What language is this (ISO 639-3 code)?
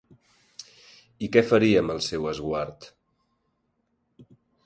cat